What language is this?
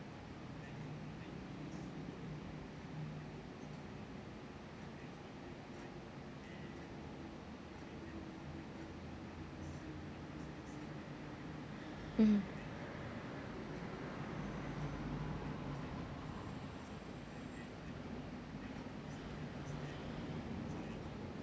English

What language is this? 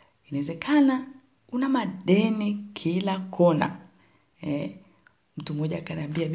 Swahili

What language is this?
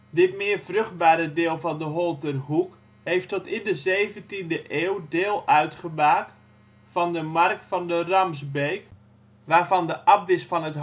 Dutch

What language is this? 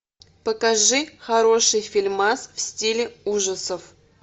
Russian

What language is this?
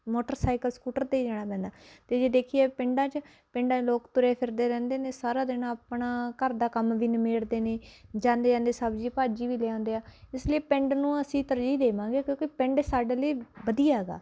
Punjabi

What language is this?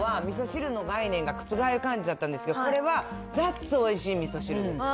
Japanese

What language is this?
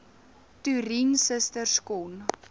Afrikaans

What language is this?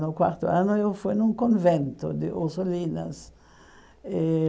Portuguese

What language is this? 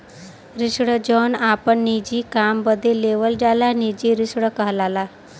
Bhojpuri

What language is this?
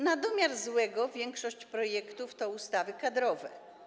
Polish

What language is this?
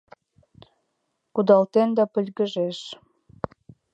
Mari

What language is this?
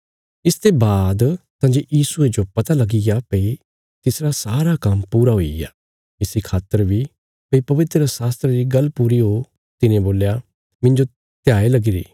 Bilaspuri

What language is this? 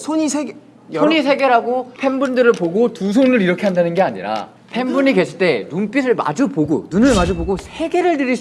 Korean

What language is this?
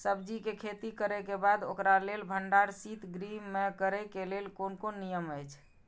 Maithili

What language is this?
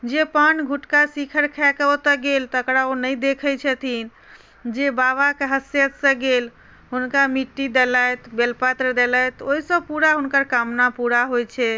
Maithili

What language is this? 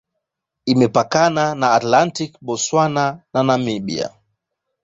Swahili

